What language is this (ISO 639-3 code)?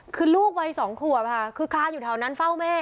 tha